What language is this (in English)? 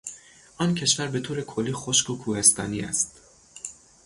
Persian